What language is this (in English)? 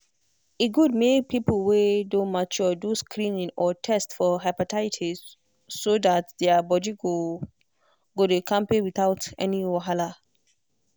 Nigerian Pidgin